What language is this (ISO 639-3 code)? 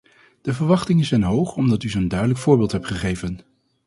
nld